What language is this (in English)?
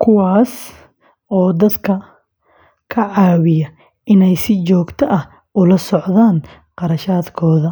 Somali